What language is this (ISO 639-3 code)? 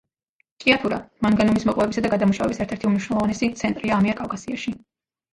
kat